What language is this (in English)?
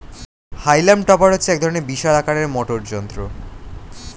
Bangla